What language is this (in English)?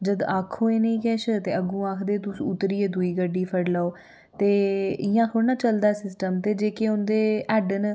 Dogri